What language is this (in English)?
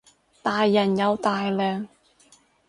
Cantonese